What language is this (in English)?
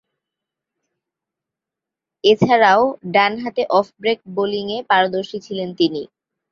Bangla